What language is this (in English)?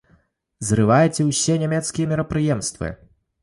Belarusian